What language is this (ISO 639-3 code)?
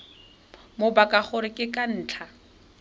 tsn